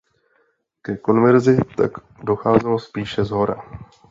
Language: Czech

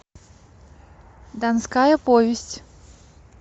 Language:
Russian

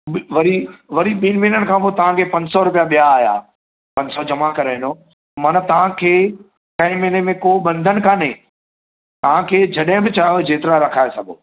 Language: Sindhi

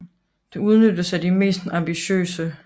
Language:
Danish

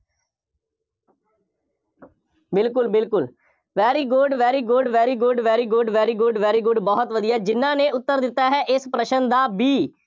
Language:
Punjabi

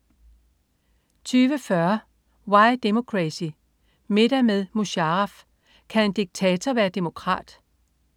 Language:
Danish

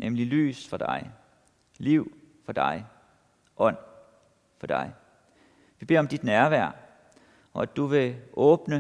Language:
Danish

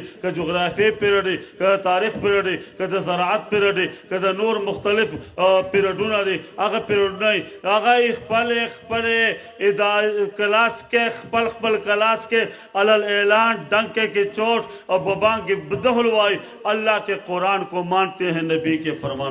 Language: Turkish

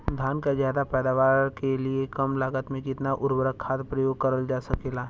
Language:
Bhojpuri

